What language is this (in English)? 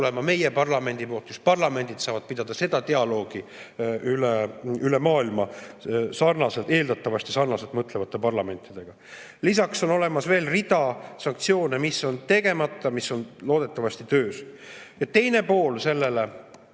Estonian